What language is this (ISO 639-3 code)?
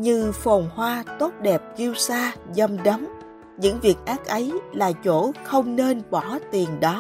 vie